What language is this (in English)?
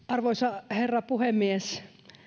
Finnish